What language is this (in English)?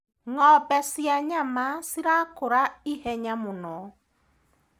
Kikuyu